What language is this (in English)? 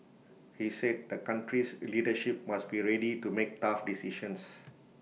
English